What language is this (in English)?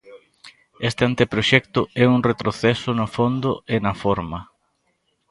Galician